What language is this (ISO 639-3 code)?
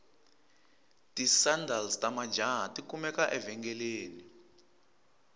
tso